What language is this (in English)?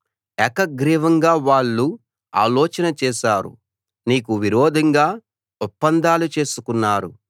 Telugu